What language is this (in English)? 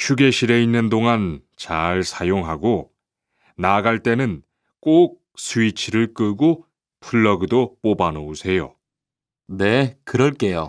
Korean